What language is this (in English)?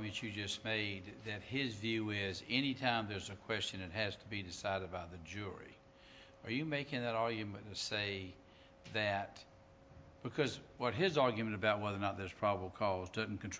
English